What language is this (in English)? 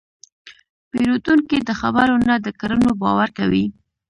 Pashto